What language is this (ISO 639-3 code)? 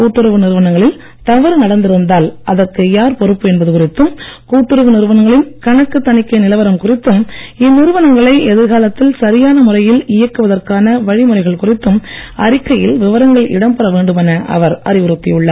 tam